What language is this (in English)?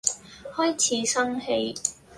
Cantonese